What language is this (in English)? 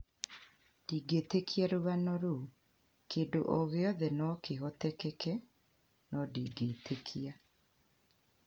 Kikuyu